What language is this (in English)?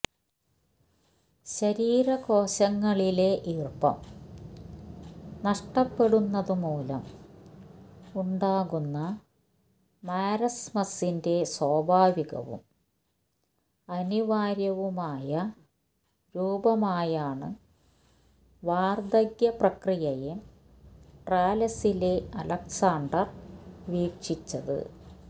Malayalam